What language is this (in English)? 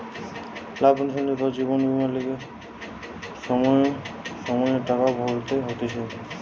Bangla